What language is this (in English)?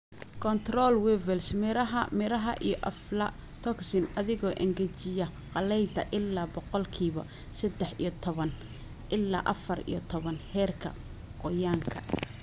Somali